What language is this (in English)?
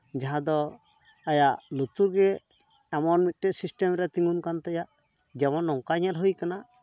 Santali